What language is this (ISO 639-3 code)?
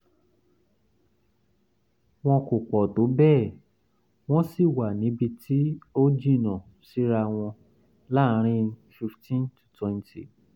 yor